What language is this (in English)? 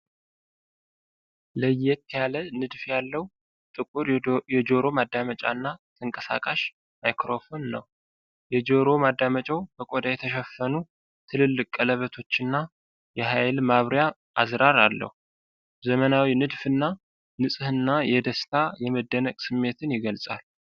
Amharic